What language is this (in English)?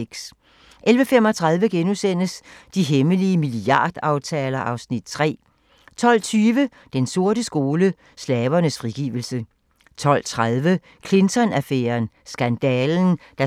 Danish